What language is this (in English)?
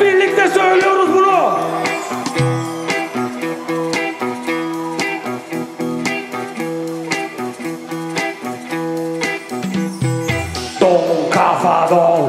Romanian